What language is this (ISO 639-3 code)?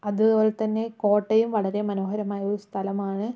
mal